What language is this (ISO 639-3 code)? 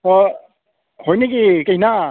asm